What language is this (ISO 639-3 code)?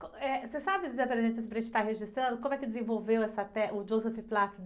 por